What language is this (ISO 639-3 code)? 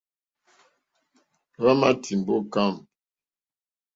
bri